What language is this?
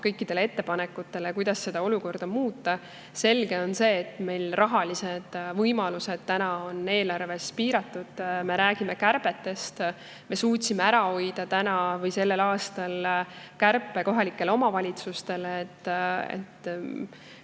Estonian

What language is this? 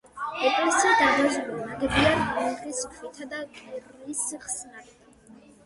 Georgian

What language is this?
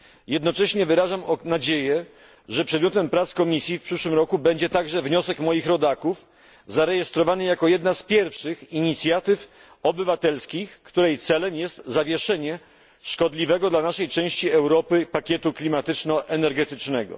Polish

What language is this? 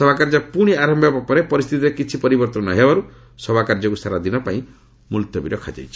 Odia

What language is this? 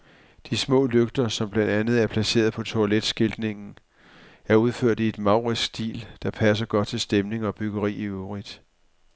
Danish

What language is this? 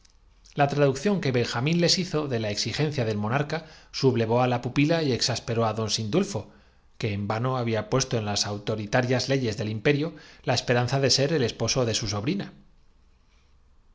Spanish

